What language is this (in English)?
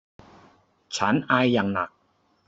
Thai